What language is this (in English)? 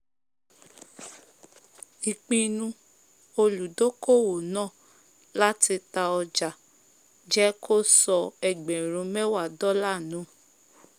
Yoruba